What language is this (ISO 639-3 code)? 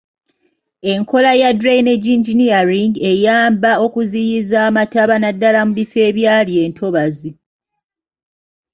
lug